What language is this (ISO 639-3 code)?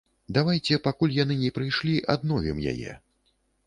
bel